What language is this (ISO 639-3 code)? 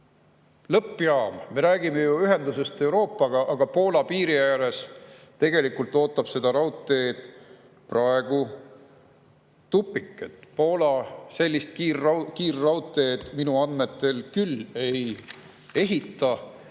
est